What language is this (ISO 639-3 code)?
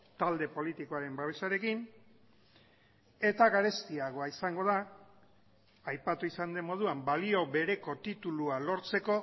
eus